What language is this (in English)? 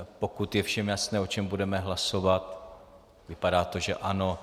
Czech